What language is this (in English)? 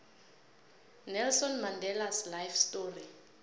South Ndebele